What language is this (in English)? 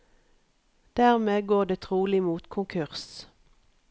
Norwegian